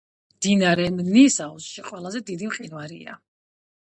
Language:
Georgian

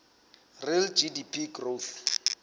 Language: Southern Sotho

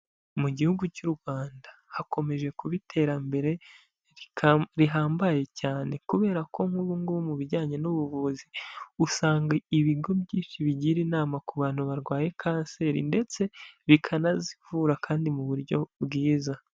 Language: Kinyarwanda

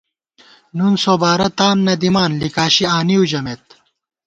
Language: Gawar-Bati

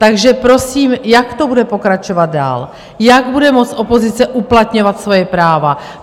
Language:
Czech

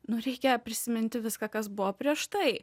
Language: Lithuanian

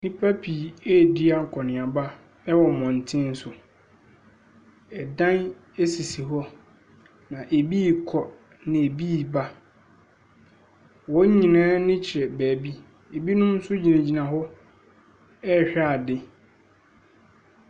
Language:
Akan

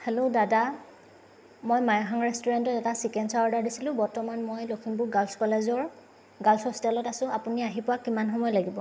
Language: Assamese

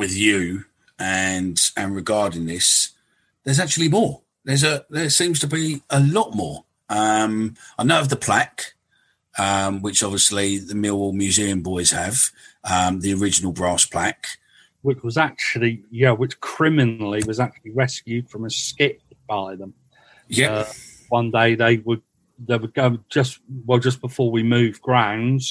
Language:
English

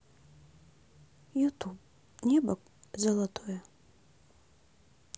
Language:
Russian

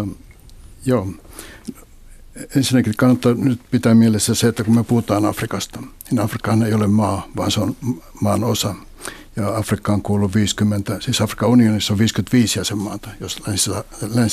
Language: Finnish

